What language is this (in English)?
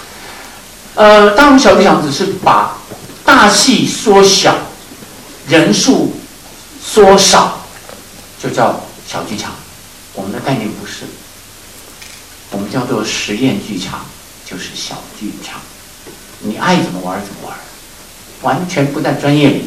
Chinese